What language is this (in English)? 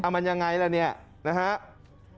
Thai